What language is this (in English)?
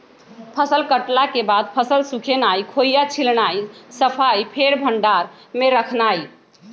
Magahi